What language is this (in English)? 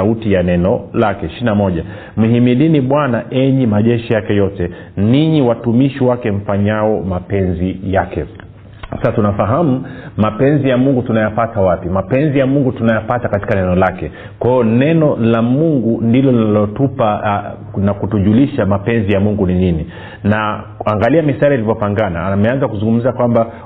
Swahili